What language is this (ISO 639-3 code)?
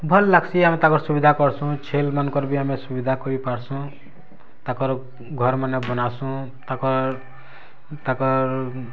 ori